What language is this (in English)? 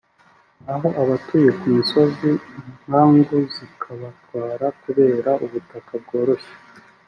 Kinyarwanda